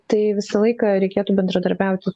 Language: Lithuanian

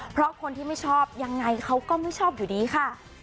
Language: Thai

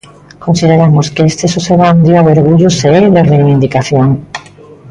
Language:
Galician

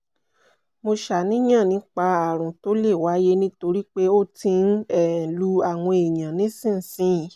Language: Yoruba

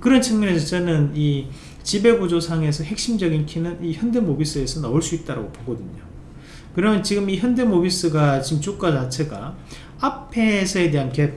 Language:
Korean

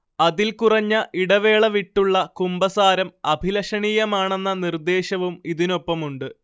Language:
Malayalam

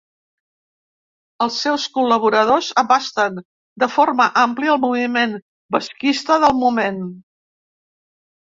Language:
Catalan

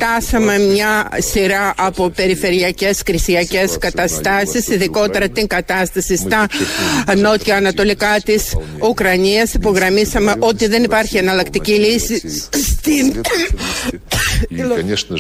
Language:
Greek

